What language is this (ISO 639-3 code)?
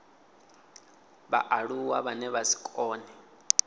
ven